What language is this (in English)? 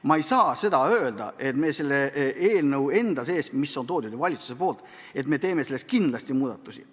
Estonian